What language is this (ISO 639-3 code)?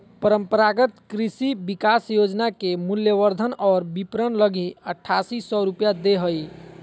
mag